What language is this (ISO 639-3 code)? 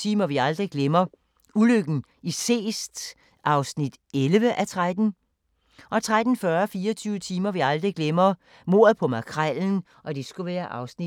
dan